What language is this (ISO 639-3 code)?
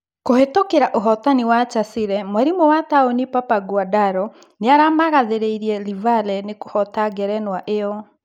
kik